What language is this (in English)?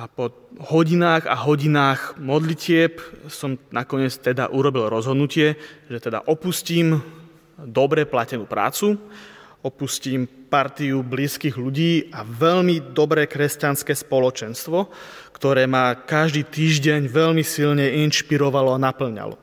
Slovak